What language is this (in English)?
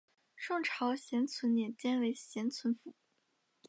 Chinese